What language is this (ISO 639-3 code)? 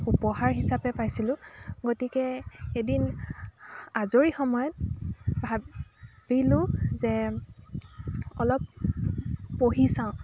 asm